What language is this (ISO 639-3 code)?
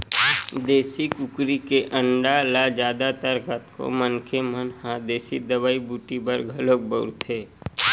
hne